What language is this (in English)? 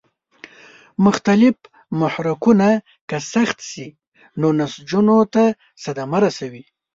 Pashto